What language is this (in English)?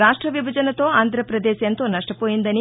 Telugu